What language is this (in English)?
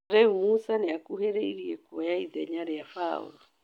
Kikuyu